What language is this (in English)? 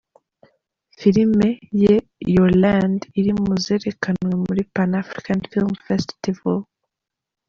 Kinyarwanda